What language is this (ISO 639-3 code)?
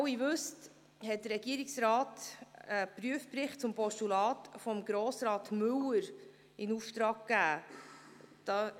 gsw